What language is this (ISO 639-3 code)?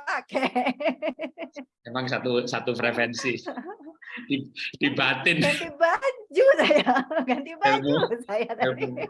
ind